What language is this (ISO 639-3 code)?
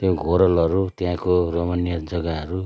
nep